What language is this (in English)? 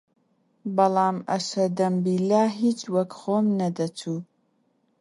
Central Kurdish